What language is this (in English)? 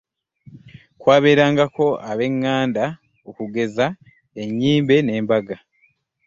Ganda